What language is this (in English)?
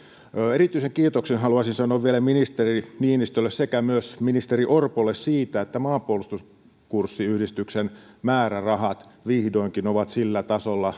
Finnish